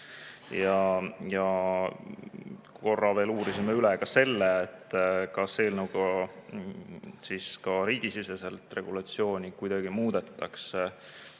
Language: Estonian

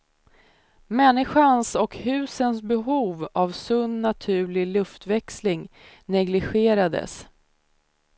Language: Swedish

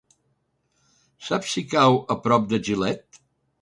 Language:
Catalan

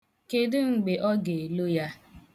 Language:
Igbo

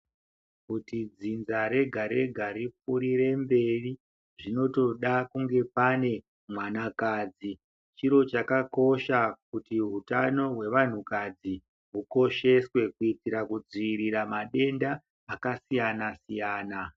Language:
Ndau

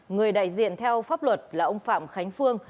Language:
Vietnamese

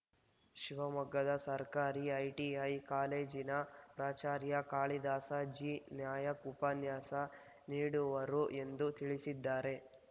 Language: Kannada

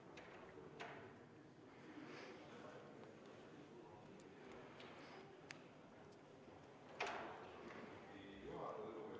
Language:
Estonian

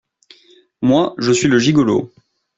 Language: French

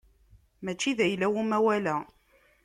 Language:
Kabyle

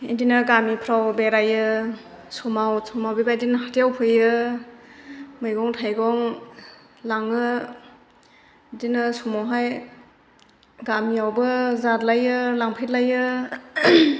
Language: Bodo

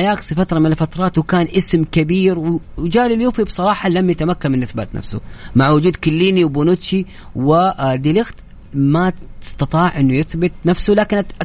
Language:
Arabic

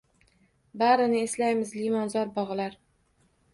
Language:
Uzbek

